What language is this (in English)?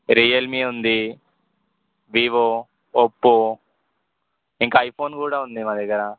Telugu